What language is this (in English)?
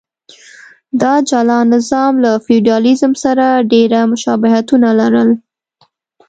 Pashto